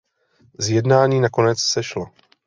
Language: Czech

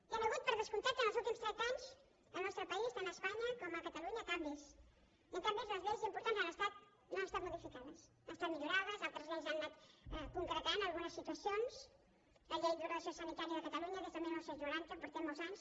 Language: Catalan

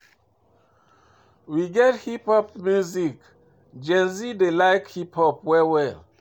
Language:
Nigerian Pidgin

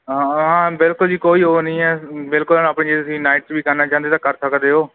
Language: Punjabi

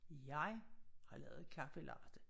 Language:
Danish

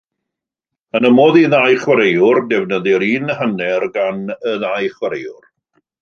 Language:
Welsh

